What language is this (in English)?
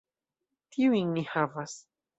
Esperanto